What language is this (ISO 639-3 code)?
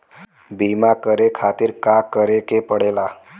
bho